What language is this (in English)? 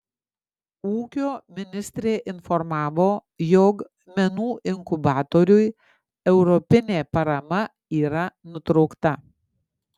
Lithuanian